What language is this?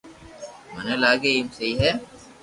Loarki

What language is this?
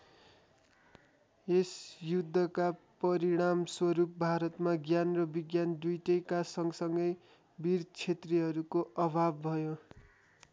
Nepali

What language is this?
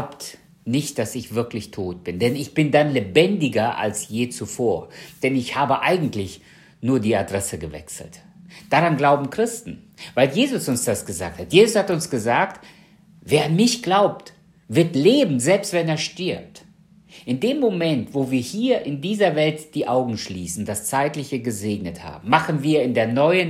German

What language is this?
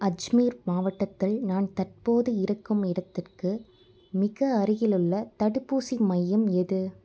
Tamil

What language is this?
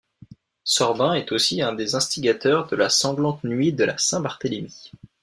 French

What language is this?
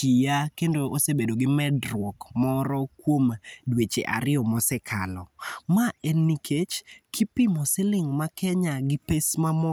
Luo (Kenya and Tanzania)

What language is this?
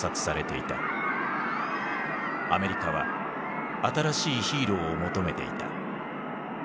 Japanese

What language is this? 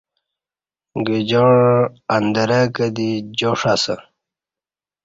Kati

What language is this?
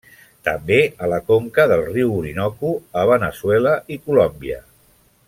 Catalan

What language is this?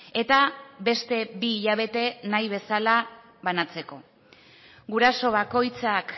Basque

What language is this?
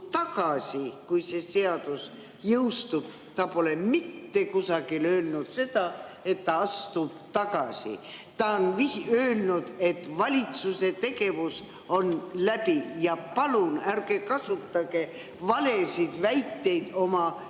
Estonian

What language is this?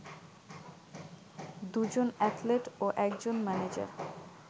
Bangla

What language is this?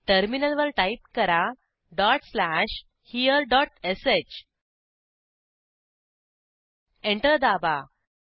Marathi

